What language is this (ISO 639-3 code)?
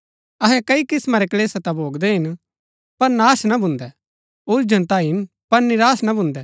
gbk